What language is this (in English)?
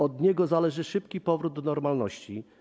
Polish